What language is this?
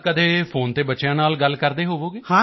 Punjabi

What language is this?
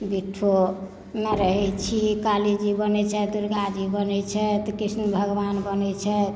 Maithili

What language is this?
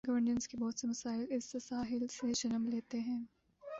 Urdu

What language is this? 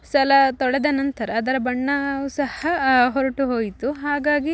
Kannada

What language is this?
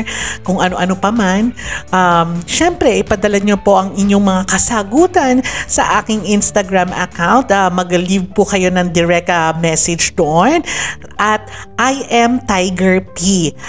Filipino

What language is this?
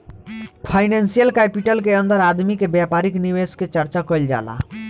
Bhojpuri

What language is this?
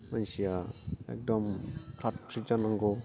Bodo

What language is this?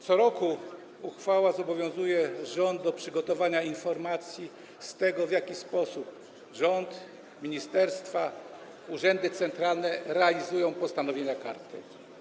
Polish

